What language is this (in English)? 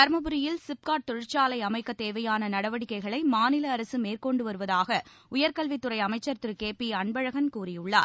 Tamil